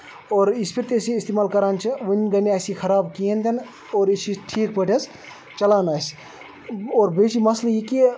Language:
Kashmiri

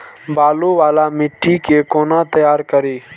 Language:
Maithili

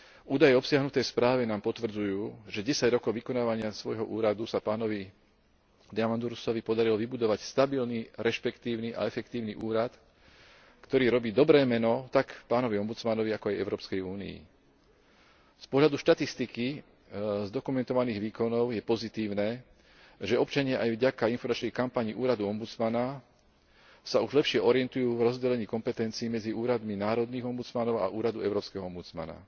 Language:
Slovak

